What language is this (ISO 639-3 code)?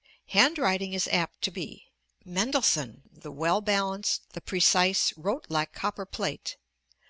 eng